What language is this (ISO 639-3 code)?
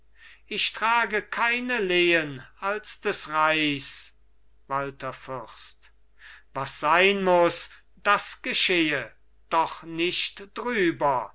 deu